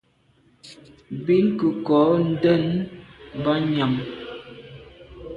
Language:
Medumba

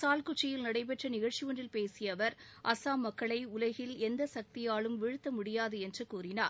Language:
Tamil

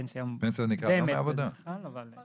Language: Hebrew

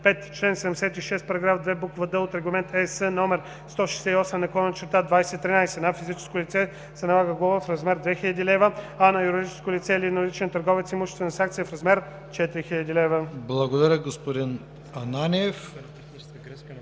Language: Bulgarian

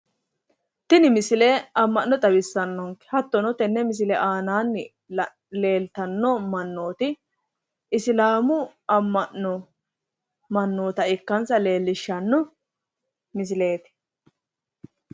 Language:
Sidamo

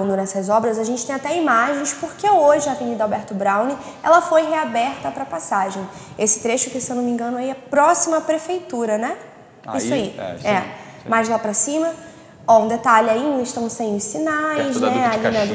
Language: Portuguese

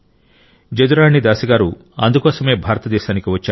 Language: Telugu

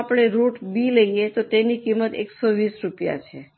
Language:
Gujarati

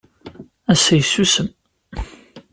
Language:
Kabyle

